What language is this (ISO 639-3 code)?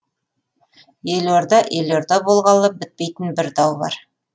kaz